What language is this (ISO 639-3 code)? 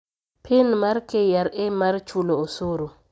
luo